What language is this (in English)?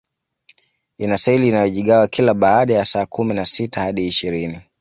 Swahili